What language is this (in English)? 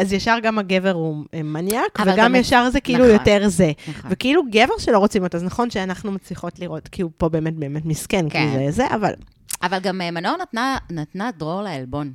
Hebrew